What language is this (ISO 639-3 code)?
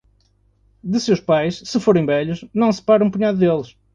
por